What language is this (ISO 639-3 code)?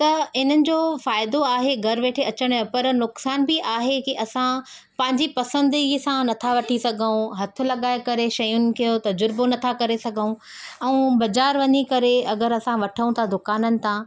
snd